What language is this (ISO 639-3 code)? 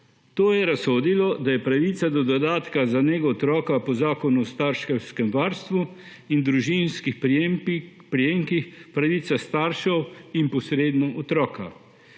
slv